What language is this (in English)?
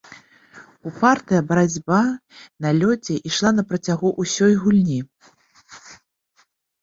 Belarusian